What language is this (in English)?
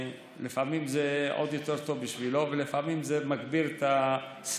Hebrew